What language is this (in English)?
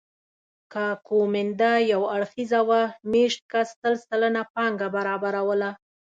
Pashto